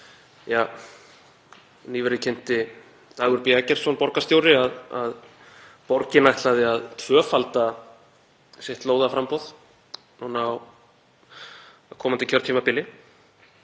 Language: Icelandic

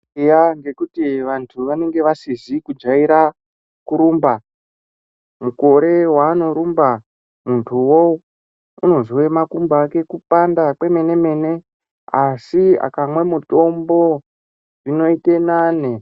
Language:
Ndau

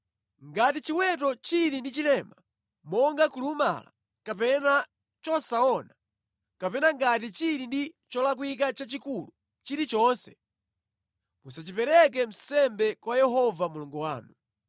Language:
Nyanja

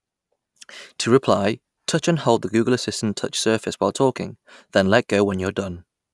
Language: English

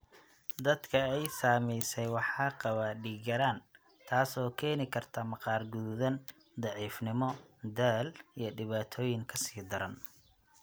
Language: Somali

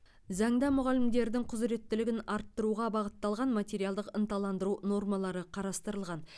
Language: Kazakh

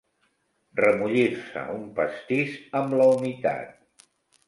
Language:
Catalan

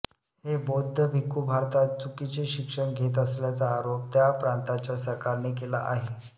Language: Marathi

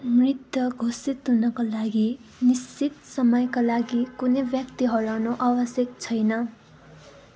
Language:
Nepali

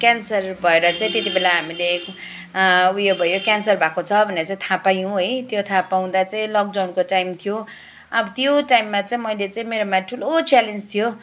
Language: Nepali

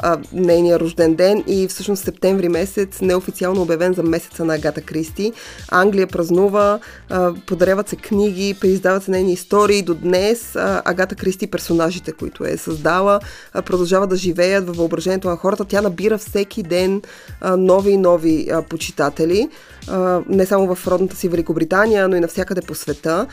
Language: Bulgarian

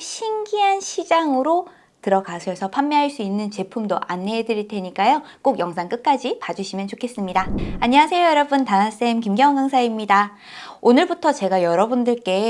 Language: Korean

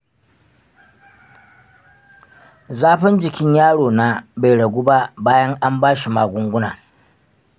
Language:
Hausa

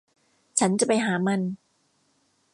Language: Thai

